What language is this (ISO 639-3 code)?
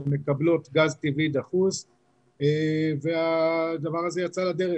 heb